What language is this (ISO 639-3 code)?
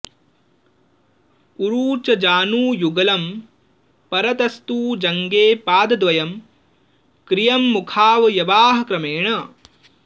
san